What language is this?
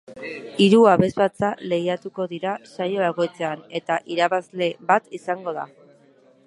Basque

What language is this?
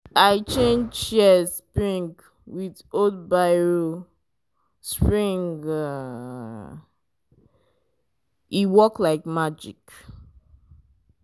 Nigerian Pidgin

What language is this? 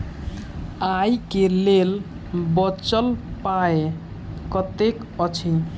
Maithili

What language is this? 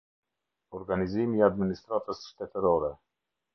Albanian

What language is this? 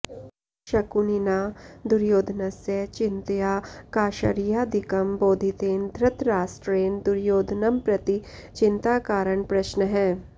Sanskrit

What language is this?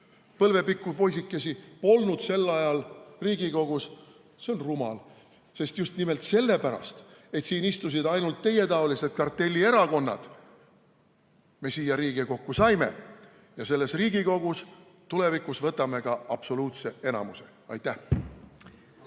Estonian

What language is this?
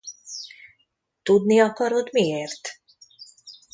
Hungarian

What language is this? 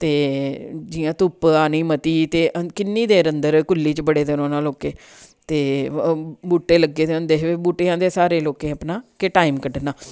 Dogri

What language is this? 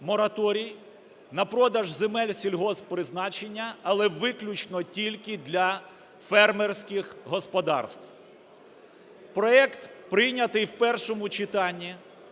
Ukrainian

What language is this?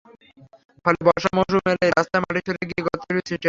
Bangla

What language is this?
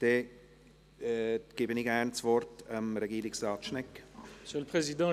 Swiss German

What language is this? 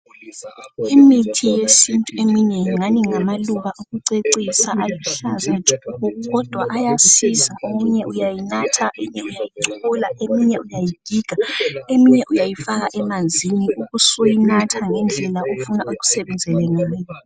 North Ndebele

